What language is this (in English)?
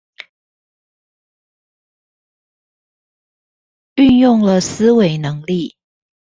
Chinese